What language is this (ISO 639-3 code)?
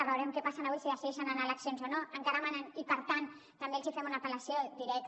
cat